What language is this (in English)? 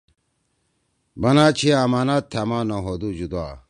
Torwali